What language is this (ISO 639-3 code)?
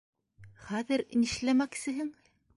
bak